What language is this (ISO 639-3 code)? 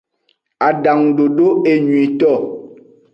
ajg